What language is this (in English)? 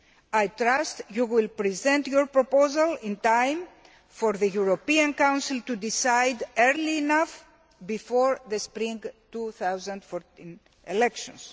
English